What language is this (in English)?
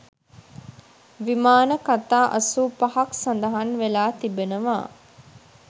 Sinhala